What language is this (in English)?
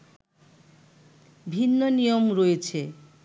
Bangla